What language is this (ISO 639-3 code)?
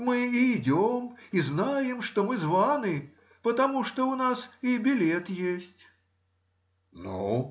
rus